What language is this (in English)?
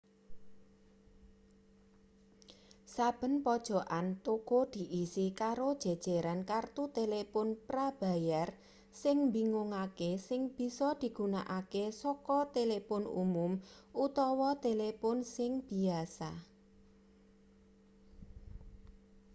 Javanese